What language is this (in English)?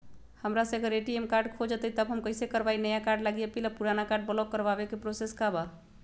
Magahi